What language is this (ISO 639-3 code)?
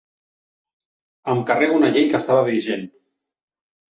cat